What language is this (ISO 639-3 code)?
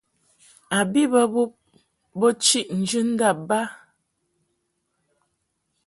mhk